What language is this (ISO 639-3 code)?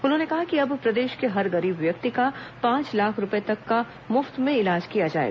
hin